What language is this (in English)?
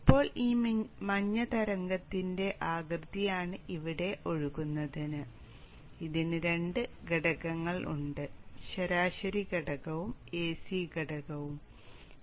Malayalam